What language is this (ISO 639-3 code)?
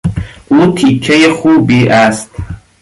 fas